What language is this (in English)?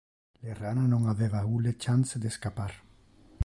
Interlingua